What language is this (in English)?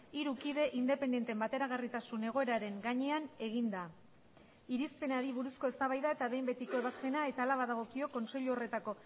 Basque